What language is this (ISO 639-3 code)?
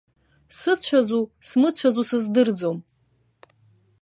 abk